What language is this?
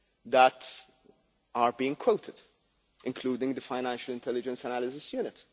English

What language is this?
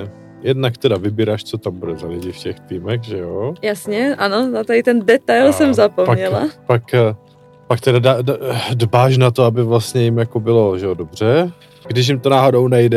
Czech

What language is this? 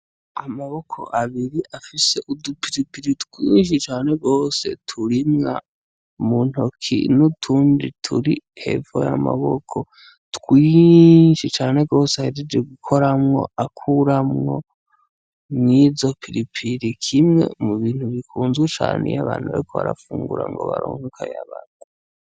Rundi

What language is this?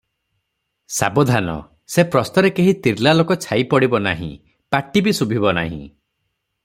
Odia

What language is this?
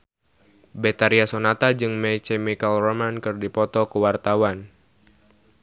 Sundanese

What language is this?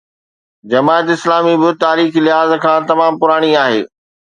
Sindhi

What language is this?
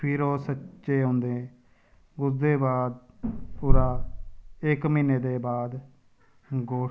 Dogri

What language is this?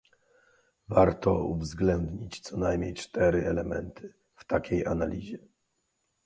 Polish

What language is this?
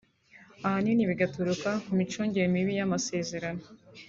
Kinyarwanda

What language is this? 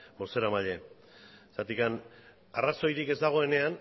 Basque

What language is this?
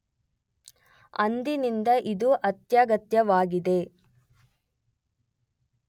Kannada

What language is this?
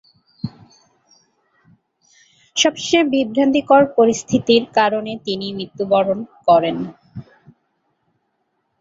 Bangla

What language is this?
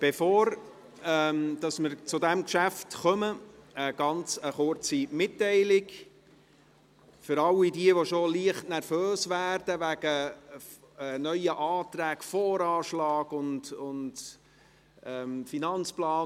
Swiss German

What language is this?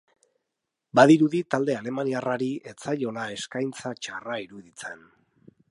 Basque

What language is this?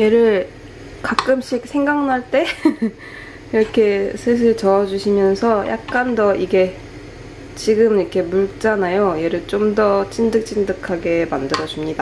Korean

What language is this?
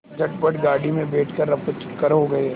Hindi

